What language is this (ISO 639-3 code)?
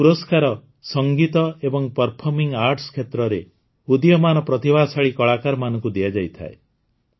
ori